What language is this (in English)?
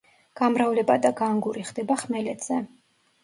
Georgian